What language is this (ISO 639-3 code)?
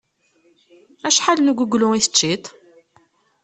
kab